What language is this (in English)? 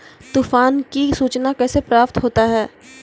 Maithili